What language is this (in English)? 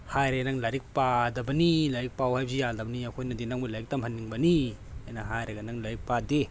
Manipuri